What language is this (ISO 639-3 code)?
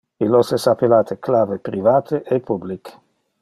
ina